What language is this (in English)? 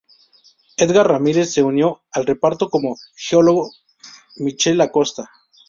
Spanish